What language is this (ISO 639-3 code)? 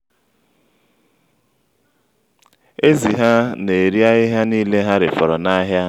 ibo